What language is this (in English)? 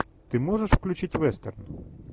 Russian